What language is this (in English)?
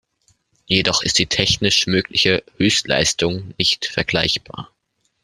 German